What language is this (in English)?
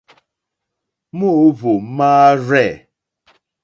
Mokpwe